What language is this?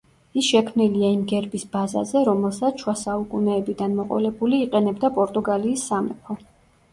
Georgian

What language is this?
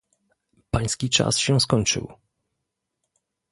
Polish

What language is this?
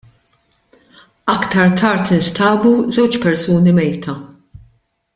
Maltese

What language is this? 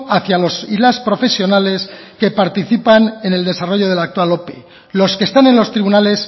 Spanish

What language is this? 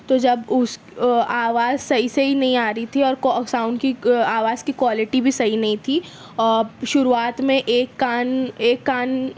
Urdu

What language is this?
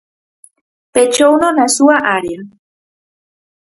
Galician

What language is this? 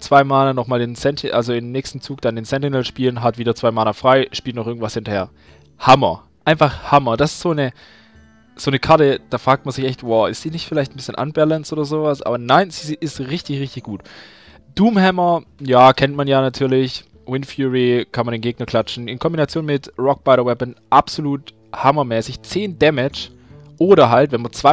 German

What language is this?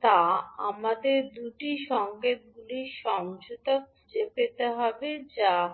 Bangla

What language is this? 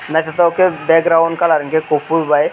Kok Borok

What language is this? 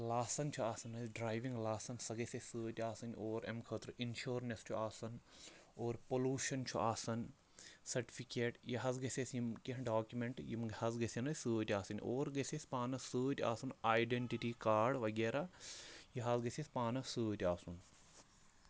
Kashmiri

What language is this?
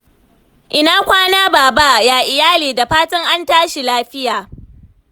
Hausa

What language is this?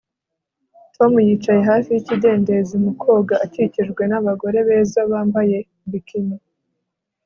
Kinyarwanda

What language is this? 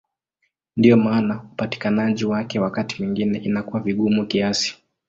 Swahili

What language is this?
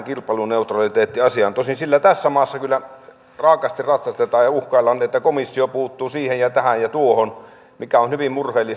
Finnish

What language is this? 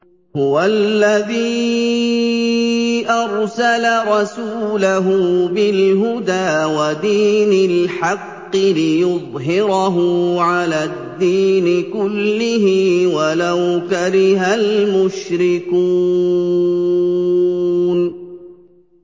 Arabic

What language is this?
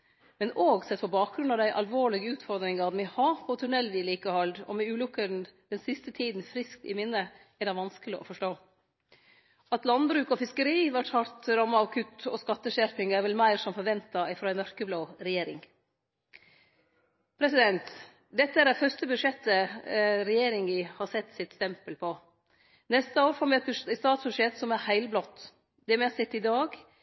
Norwegian Nynorsk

